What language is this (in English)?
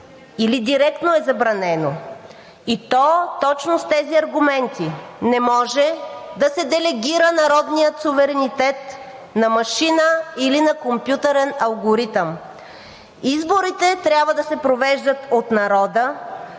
Bulgarian